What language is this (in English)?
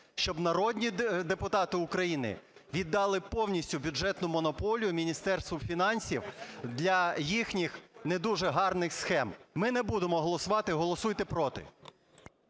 Ukrainian